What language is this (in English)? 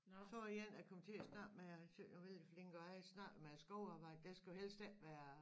Danish